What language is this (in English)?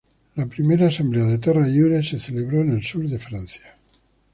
Spanish